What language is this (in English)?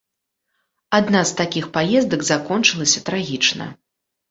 Belarusian